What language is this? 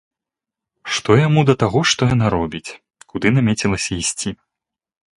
Belarusian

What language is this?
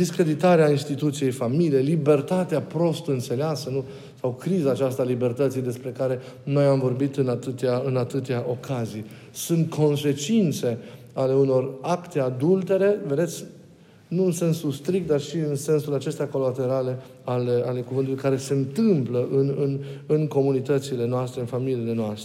Romanian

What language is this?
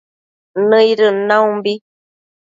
Matsés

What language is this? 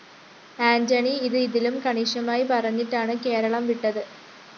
Malayalam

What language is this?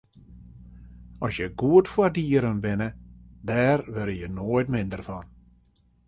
Western Frisian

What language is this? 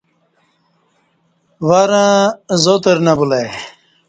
Kati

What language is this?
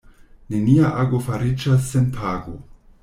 Esperanto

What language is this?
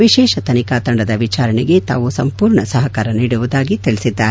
Kannada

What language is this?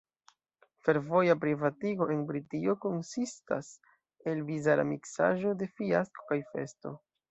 Esperanto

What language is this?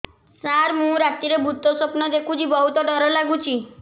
Odia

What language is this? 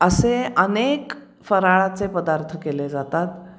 Marathi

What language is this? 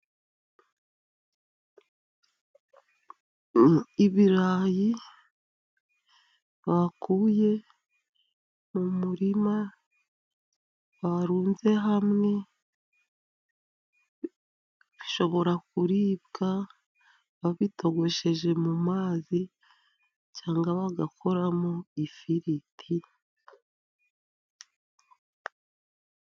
Kinyarwanda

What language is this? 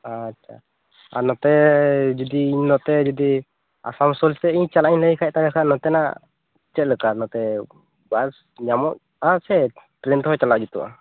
Santali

